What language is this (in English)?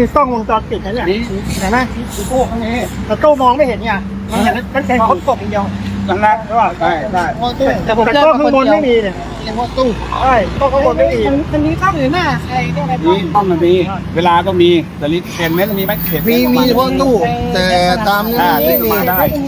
Thai